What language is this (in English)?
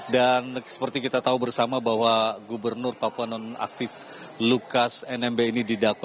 Indonesian